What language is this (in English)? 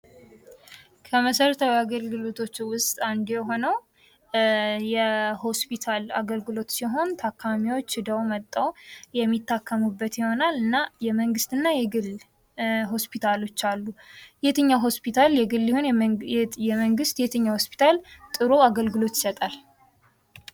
Amharic